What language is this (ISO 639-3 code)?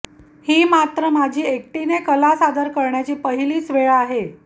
mar